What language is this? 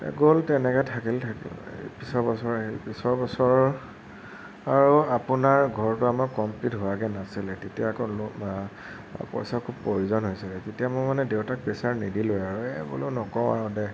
Assamese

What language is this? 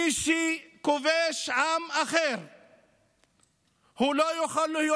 Hebrew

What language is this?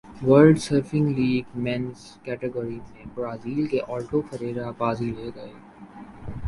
Urdu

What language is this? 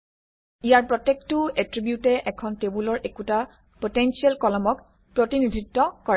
Assamese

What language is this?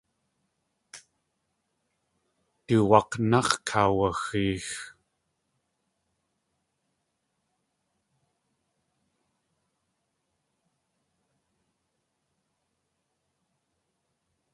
Tlingit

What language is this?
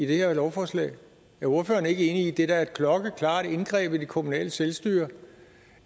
Danish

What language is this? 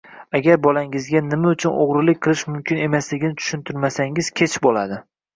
Uzbek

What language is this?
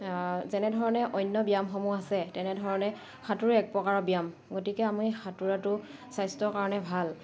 Assamese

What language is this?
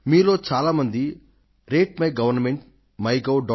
Telugu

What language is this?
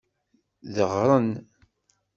Kabyle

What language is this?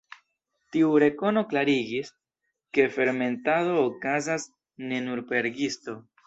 Esperanto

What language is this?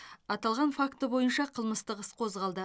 Kazakh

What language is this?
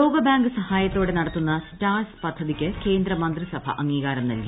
Malayalam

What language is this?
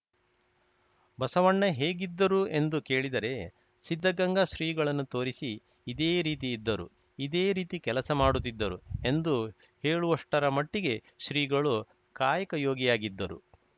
Kannada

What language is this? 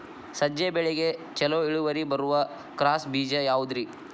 Kannada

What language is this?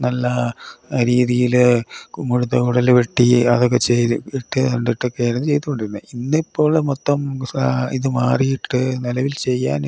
Malayalam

